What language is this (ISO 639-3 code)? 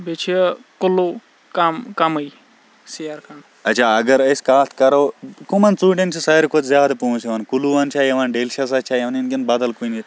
kas